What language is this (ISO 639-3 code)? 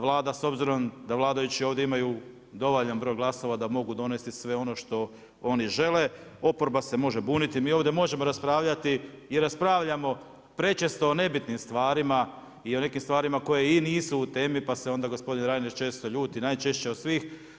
hrv